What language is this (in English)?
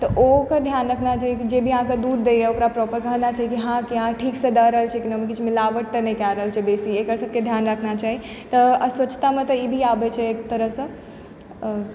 Maithili